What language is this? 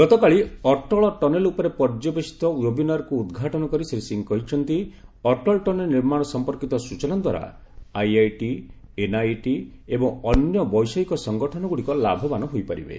Odia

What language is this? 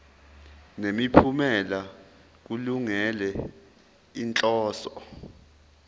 Zulu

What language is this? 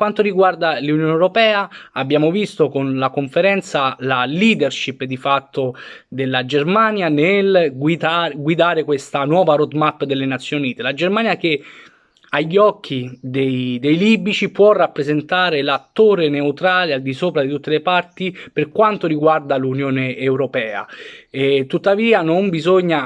Italian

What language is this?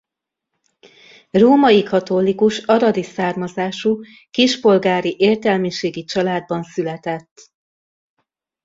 Hungarian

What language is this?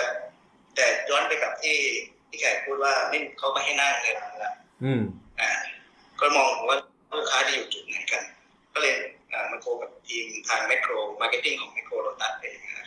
Thai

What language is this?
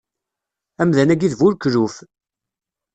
Kabyle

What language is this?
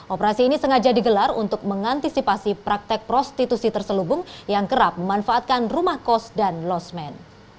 Indonesian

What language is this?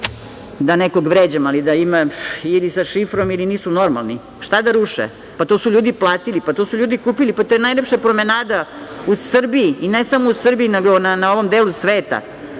Serbian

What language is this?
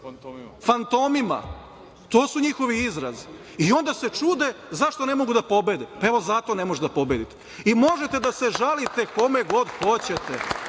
Serbian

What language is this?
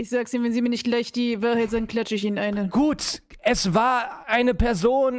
German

